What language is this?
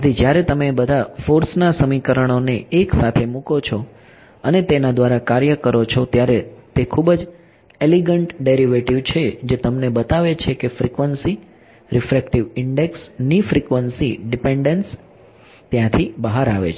Gujarati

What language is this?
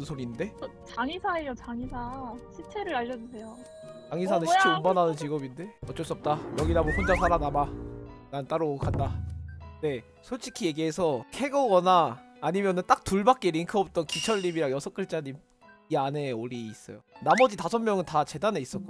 Korean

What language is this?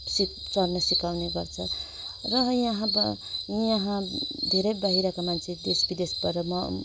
Nepali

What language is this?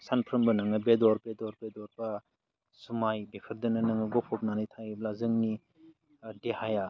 Bodo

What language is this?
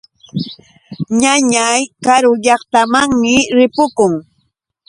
Yauyos Quechua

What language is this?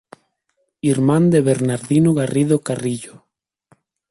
Galician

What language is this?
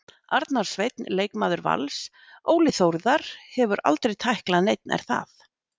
Icelandic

